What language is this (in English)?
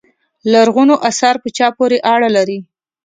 Pashto